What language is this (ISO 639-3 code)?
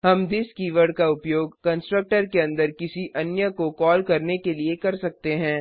hin